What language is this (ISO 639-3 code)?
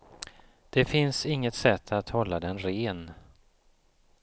swe